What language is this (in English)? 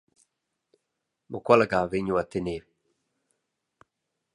Romansh